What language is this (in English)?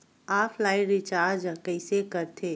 Chhattisgarhi